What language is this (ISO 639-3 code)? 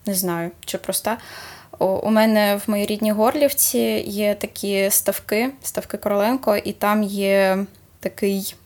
ukr